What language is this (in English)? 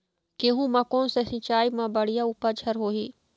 Chhattisgarhi